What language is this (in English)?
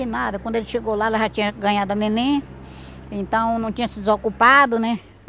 Portuguese